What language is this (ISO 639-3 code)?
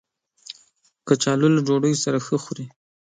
pus